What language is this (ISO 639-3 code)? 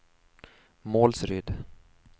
swe